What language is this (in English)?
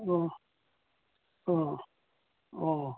Manipuri